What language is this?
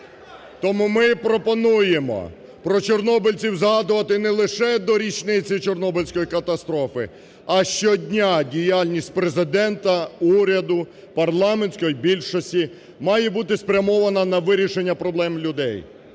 Ukrainian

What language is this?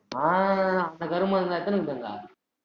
Tamil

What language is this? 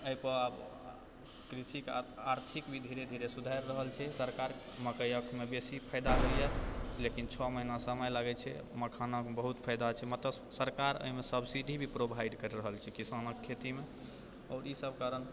Maithili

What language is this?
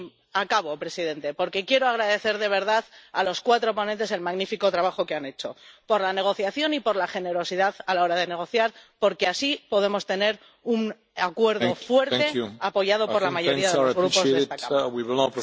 Spanish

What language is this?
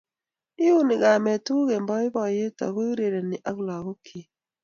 Kalenjin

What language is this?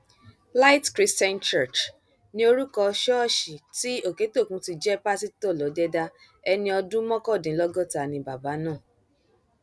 Yoruba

